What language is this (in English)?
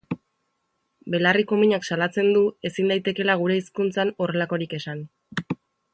Basque